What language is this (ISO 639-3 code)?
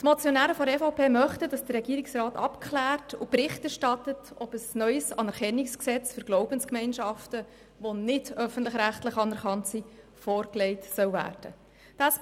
gsw